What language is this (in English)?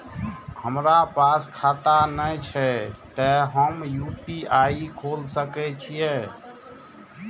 Maithili